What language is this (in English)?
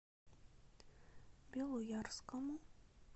Russian